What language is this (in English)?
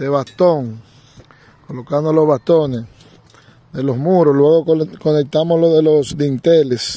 Spanish